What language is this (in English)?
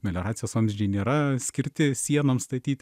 Lithuanian